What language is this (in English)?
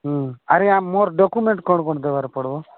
Odia